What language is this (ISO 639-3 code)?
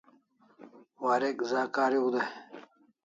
kls